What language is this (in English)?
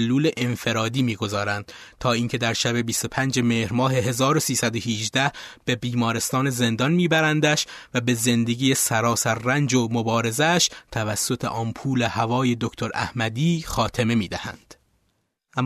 Persian